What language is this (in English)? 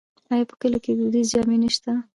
Pashto